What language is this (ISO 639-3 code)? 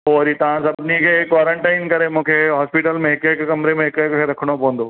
snd